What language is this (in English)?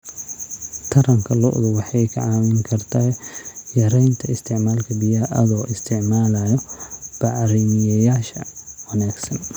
Somali